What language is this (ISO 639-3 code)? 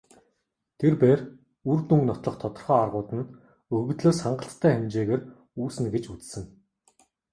mon